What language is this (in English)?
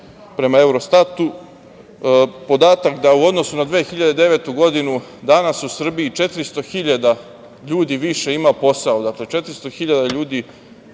Serbian